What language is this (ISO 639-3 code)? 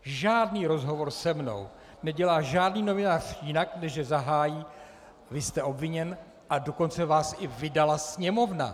ces